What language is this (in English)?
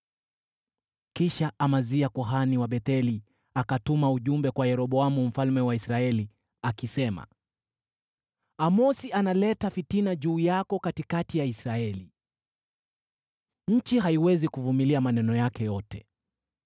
Swahili